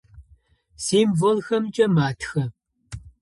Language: Adyghe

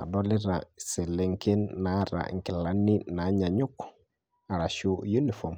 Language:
Masai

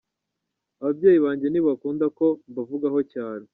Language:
Kinyarwanda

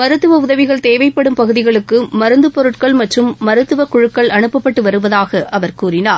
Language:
Tamil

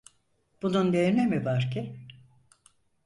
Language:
Turkish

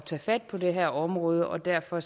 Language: Danish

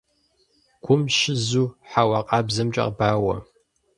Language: Kabardian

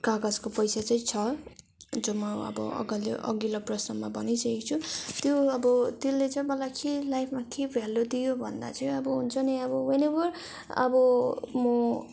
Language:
Nepali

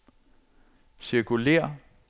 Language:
Danish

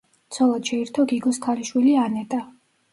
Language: Georgian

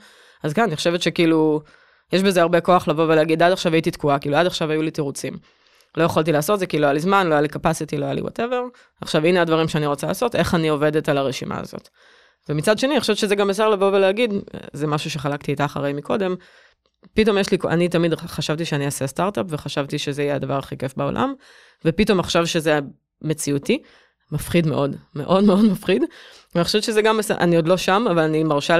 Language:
Hebrew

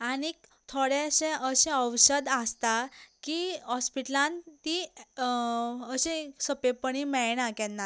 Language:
Konkani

